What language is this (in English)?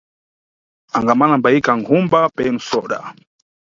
Nyungwe